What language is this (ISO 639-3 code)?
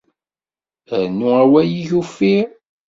kab